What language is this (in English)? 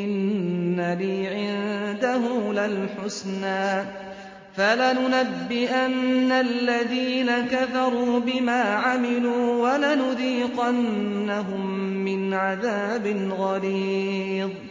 Arabic